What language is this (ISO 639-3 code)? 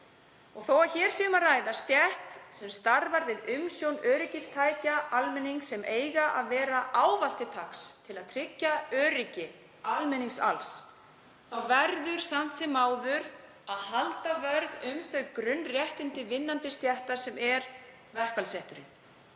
isl